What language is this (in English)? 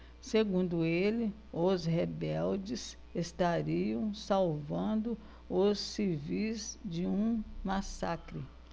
Portuguese